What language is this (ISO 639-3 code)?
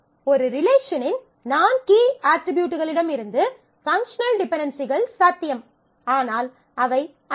tam